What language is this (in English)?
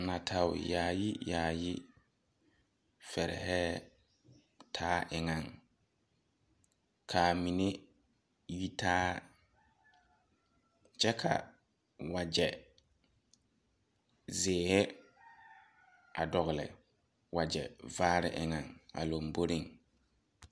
Southern Dagaare